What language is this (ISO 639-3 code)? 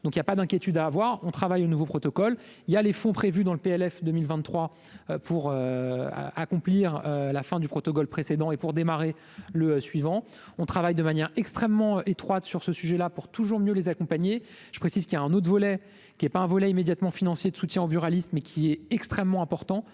fra